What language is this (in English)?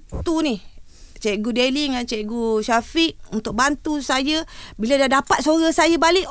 Malay